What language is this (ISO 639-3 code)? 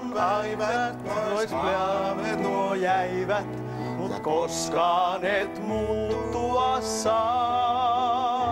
fin